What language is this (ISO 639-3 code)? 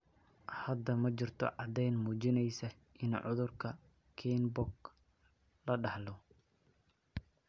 som